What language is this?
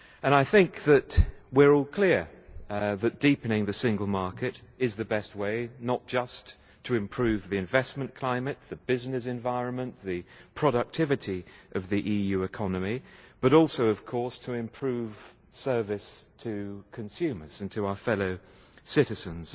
English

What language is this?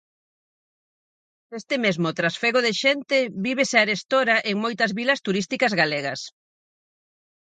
Galician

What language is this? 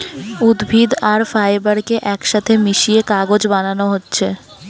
Bangla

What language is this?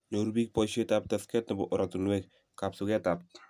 Kalenjin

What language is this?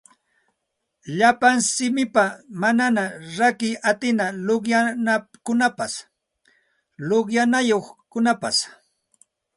Santa Ana de Tusi Pasco Quechua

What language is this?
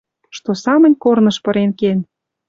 Western Mari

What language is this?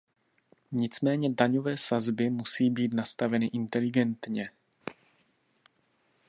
Czech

